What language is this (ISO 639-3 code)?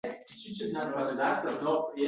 uzb